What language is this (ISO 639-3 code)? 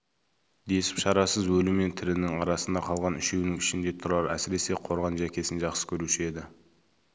kaz